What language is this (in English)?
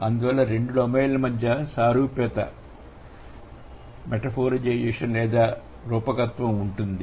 Telugu